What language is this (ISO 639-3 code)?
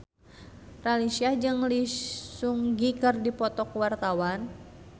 sun